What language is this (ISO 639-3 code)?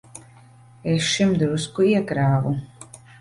lav